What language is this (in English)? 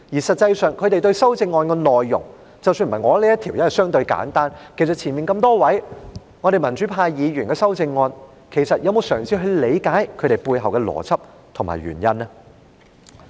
Cantonese